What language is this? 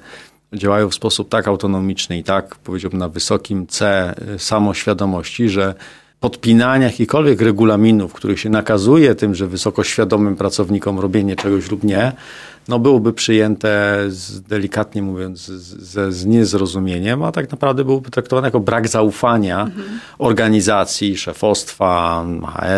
Polish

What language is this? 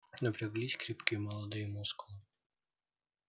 Russian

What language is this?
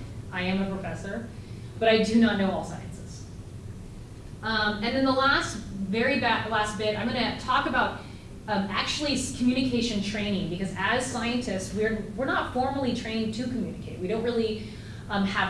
English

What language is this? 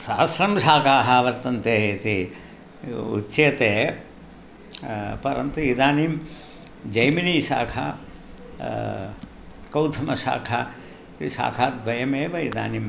Sanskrit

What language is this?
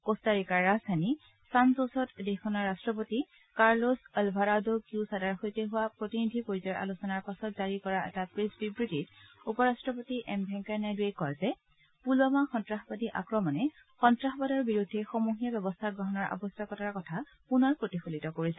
Assamese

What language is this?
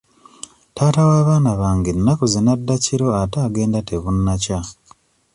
Ganda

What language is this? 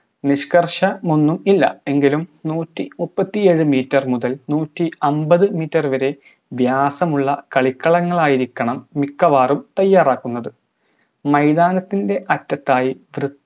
Malayalam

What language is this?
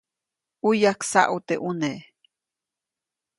Copainalá Zoque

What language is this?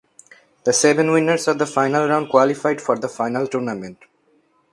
English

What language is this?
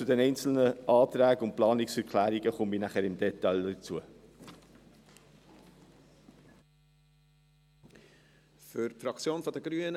Swiss German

